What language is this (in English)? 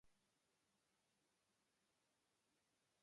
Serbian